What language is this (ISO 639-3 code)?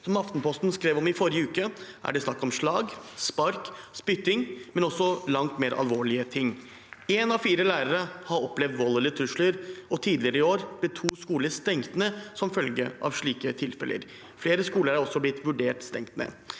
nor